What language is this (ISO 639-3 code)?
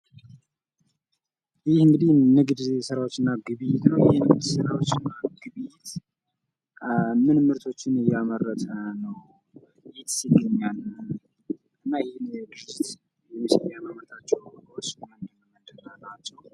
amh